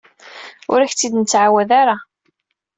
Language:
Kabyle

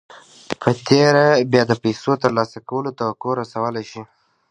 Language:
Pashto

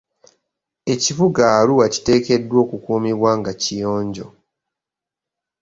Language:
Ganda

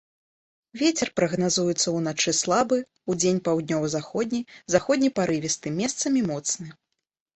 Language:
Belarusian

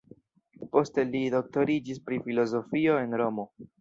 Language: Esperanto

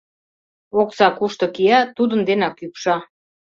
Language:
Mari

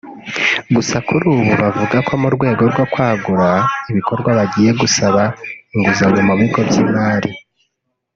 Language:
Kinyarwanda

